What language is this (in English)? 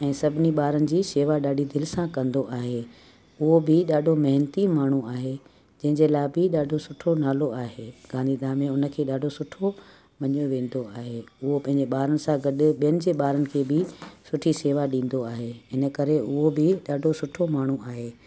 Sindhi